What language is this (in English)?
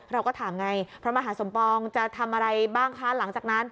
Thai